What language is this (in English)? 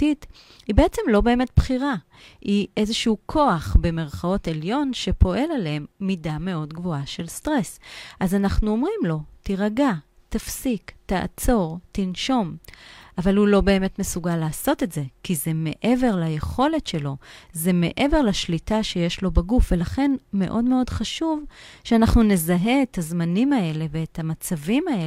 Hebrew